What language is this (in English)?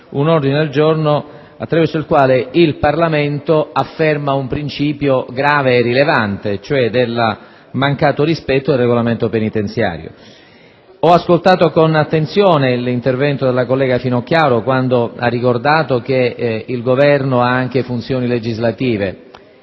Italian